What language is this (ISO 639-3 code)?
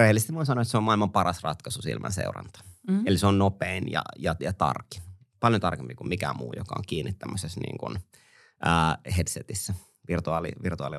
fin